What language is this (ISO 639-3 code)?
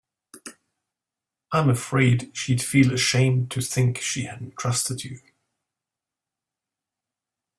eng